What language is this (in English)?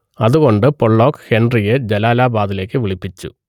Malayalam